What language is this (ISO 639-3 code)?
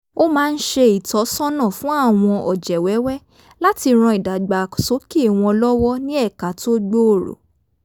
yor